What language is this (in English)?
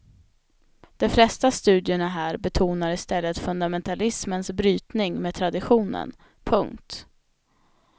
Swedish